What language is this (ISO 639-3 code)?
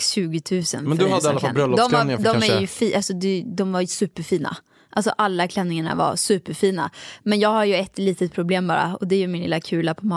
swe